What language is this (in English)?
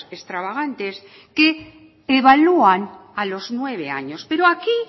Spanish